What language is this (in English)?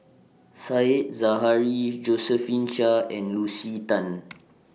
English